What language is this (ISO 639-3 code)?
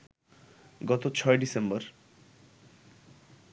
ben